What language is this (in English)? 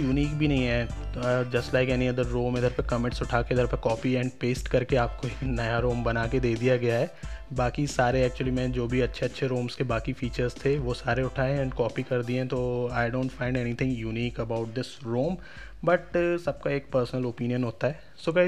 Hindi